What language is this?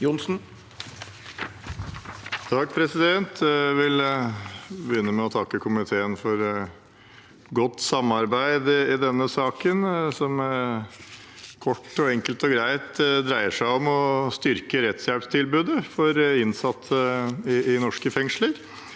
Norwegian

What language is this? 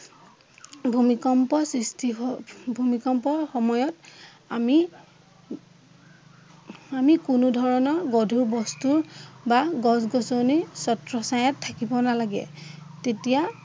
Assamese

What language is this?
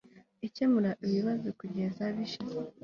Kinyarwanda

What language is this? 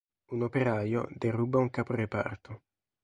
Italian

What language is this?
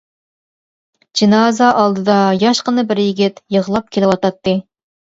Uyghur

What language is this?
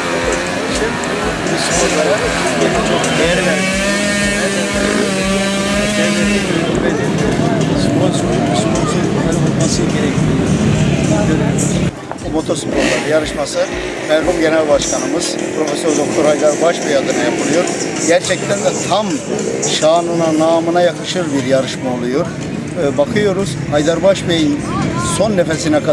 Turkish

